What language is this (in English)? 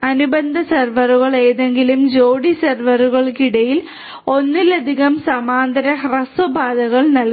Malayalam